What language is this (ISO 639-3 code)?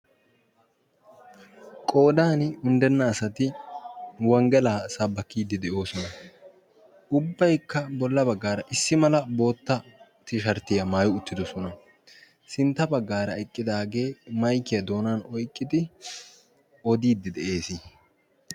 wal